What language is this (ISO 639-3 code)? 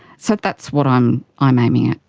eng